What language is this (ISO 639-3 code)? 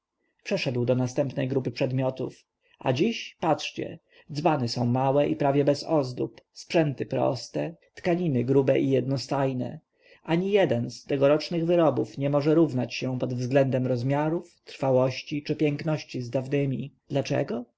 pol